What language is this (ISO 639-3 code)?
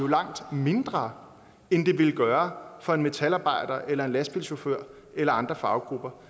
dan